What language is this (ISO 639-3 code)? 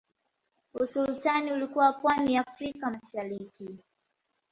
swa